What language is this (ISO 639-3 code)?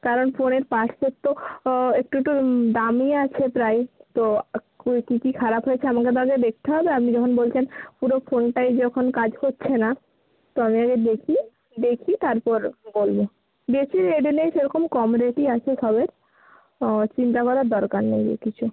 ben